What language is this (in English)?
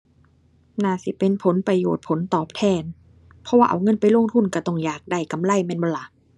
Thai